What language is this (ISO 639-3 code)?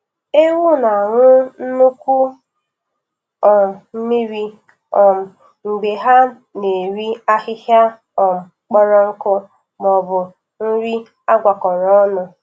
ibo